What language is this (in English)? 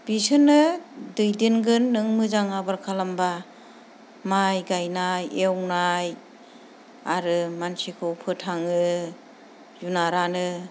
Bodo